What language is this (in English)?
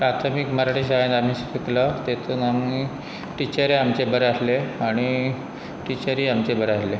Konkani